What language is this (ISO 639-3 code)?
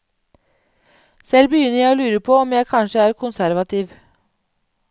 nor